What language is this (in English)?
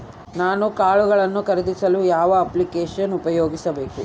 Kannada